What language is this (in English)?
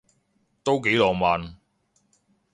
Cantonese